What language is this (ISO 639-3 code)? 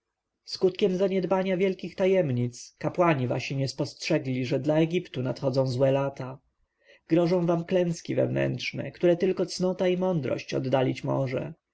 pol